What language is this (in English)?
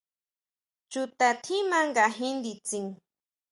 Huautla Mazatec